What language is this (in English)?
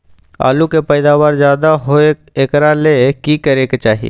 Magahi